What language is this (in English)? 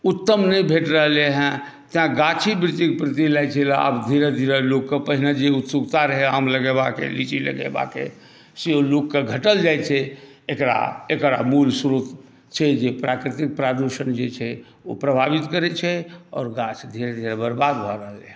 Maithili